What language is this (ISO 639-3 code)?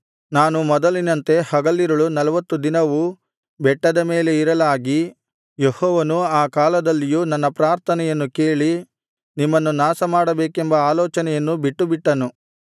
kan